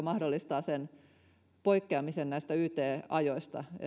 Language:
Finnish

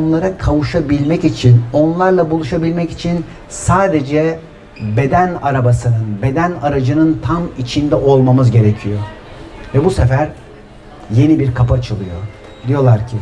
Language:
Turkish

